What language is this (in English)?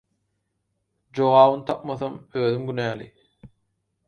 Turkmen